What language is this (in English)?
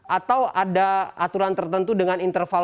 Indonesian